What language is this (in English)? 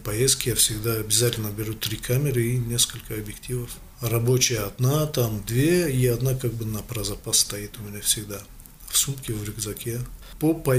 Russian